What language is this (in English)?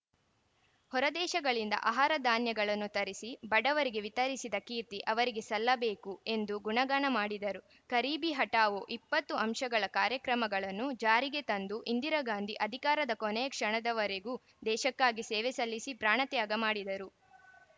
Kannada